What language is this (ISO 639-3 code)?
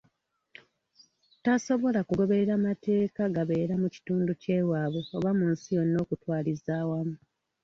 lug